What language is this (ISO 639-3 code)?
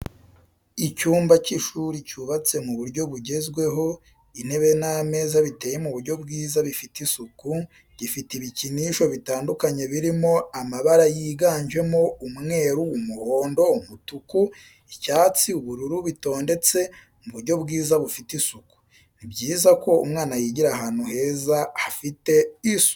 kin